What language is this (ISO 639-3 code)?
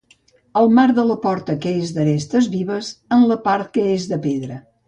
cat